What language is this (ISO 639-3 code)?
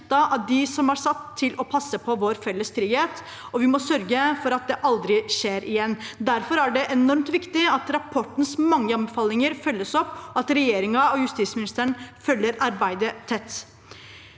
nor